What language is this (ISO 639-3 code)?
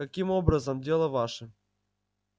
rus